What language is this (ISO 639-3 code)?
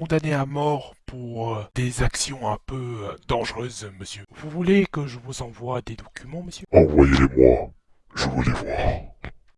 fra